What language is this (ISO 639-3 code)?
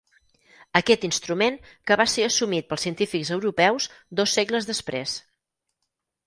cat